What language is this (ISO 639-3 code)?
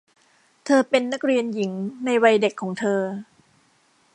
tha